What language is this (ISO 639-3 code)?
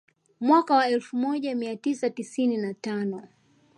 swa